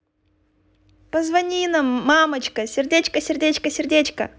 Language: Russian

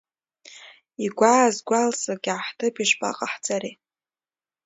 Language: Abkhazian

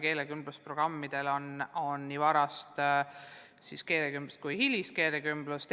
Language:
Estonian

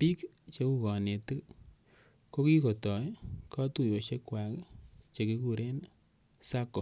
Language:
Kalenjin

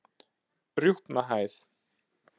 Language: Icelandic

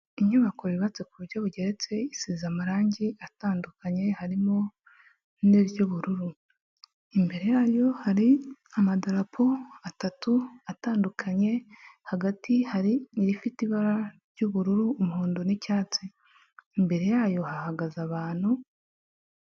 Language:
Kinyarwanda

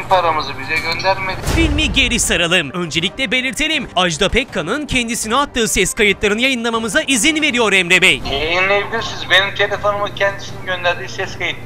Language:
Turkish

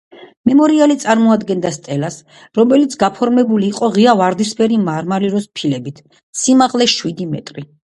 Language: Georgian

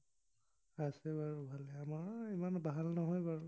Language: Assamese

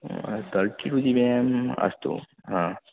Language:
Sanskrit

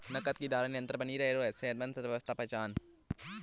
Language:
Hindi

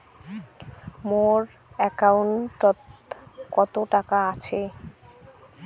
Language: Bangla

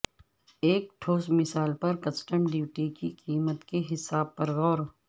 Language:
Urdu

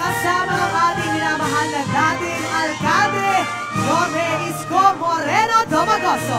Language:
Filipino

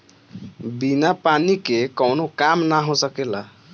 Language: Bhojpuri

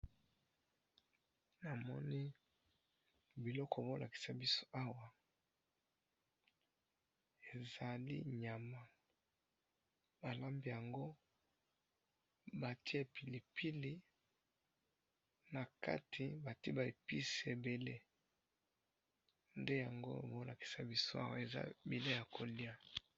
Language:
Lingala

